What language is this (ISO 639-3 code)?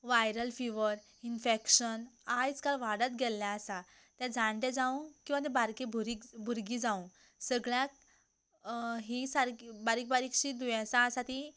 kok